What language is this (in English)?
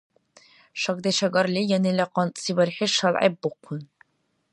Dargwa